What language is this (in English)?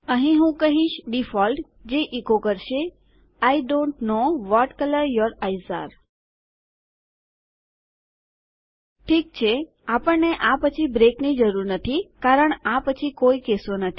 Gujarati